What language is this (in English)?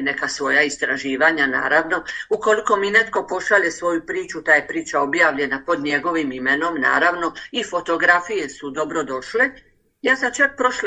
Croatian